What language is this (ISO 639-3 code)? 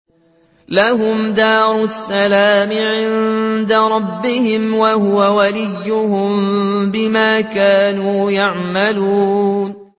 ara